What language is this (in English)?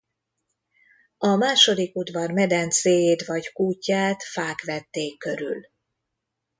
Hungarian